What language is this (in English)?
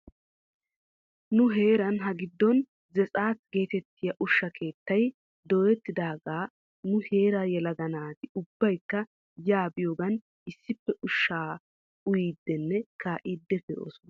Wolaytta